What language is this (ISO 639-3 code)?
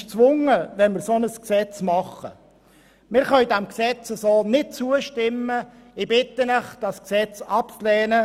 gsw